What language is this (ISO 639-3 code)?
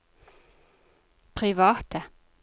nor